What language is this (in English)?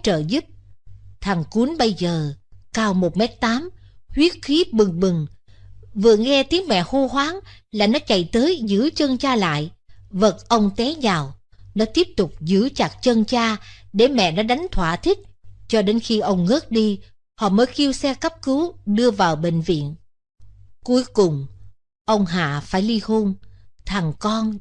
Vietnamese